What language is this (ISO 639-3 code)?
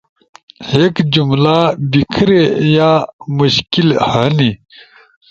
ush